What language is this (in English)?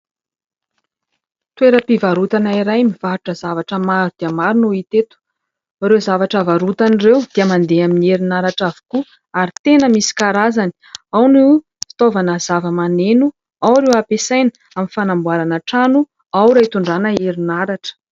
Malagasy